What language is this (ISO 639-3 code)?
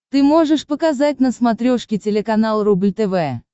rus